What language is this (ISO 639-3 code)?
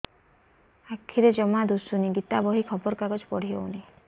ori